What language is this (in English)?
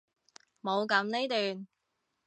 Cantonese